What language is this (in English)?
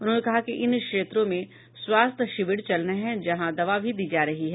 Hindi